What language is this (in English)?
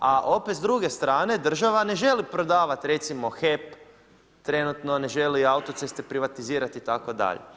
Croatian